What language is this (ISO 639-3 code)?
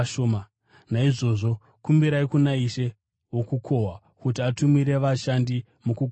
sna